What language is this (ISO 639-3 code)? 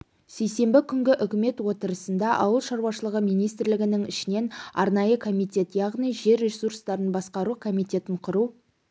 kaz